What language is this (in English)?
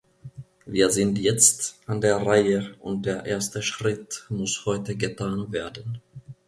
German